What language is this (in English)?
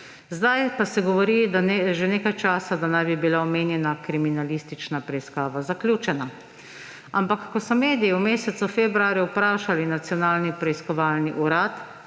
Slovenian